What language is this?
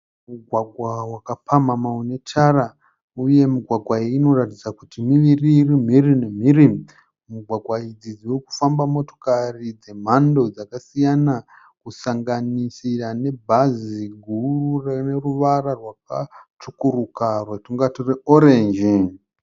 Shona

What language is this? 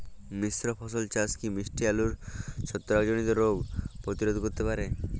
Bangla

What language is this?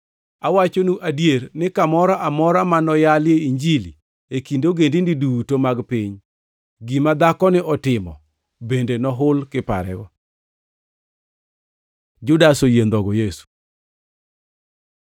Luo (Kenya and Tanzania)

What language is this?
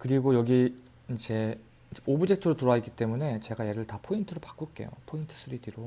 Korean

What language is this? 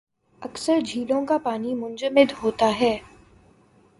Urdu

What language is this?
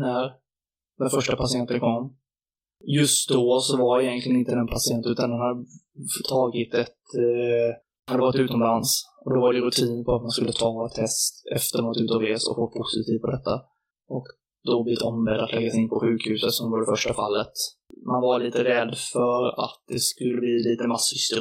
Swedish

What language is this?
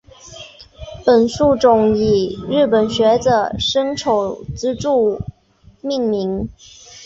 Chinese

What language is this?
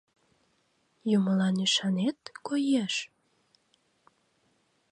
Mari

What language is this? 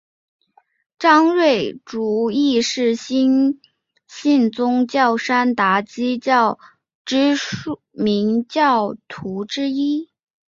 Chinese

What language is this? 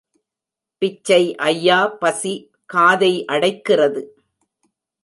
Tamil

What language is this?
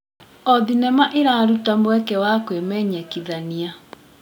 Kikuyu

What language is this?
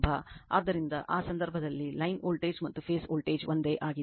Kannada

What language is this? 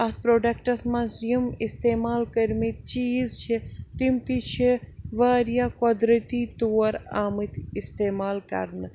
Kashmiri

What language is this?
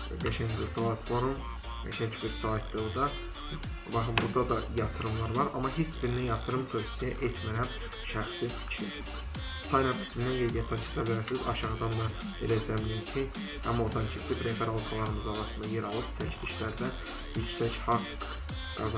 Turkish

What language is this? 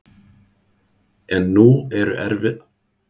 Icelandic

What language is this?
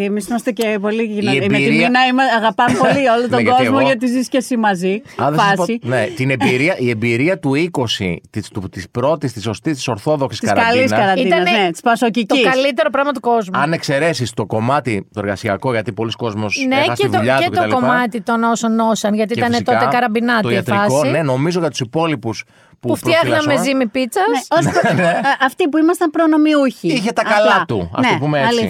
Greek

